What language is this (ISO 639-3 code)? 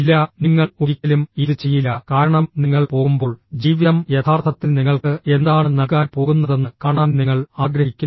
mal